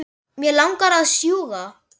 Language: Icelandic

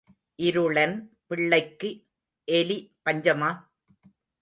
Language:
Tamil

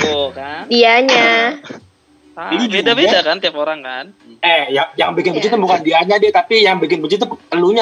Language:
Indonesian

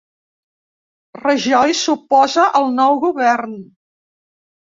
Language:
Catalan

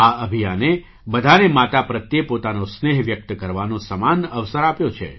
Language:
Gujarati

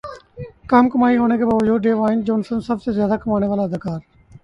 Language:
Urdu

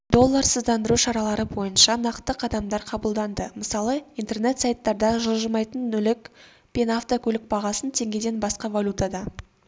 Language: Kazakh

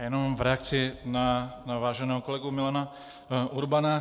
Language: Czech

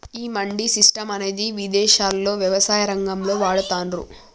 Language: Telugu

